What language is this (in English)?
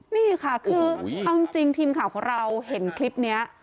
Thai